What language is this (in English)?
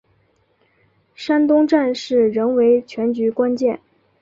Chinese